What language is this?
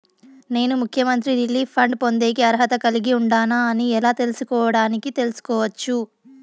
Telugu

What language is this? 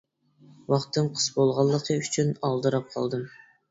Uyghur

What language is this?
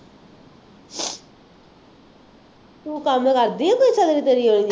Punjabi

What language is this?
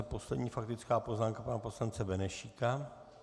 Czech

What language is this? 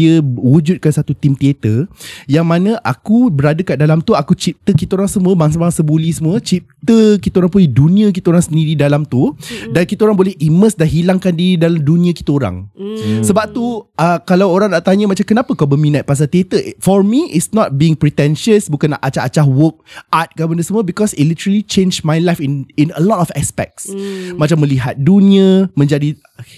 Malay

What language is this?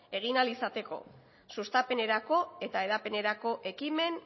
Basque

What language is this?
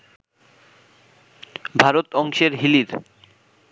Bangla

